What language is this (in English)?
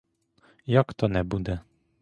Ukrainian